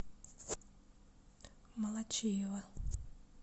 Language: Russian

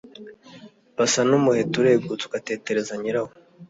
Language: Kinyarwanda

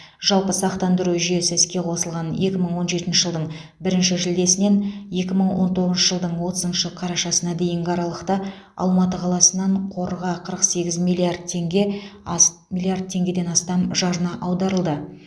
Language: Kazakh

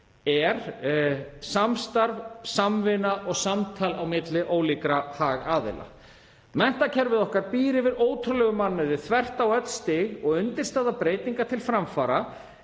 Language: Icelandic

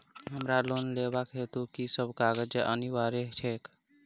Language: Maithili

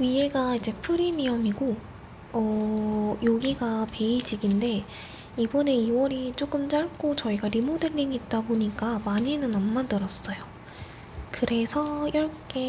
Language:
Korean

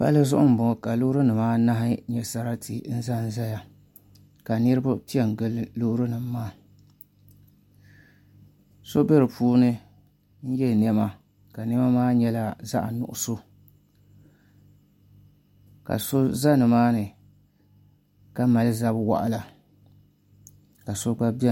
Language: Dagbani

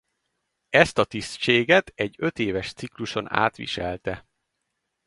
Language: Hungarian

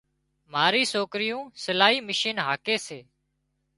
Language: Wadiyara Koli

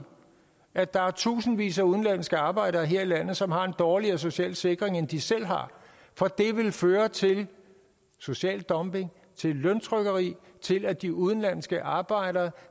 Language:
Danish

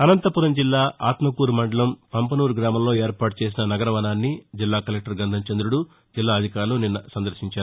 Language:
Telugu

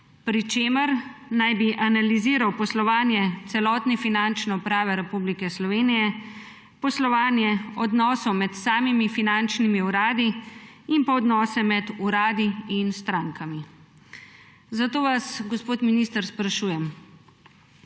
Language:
Slovenian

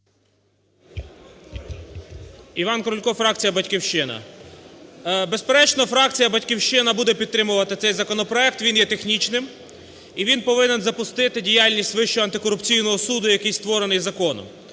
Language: Ukrainian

